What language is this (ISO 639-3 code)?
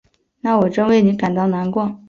zho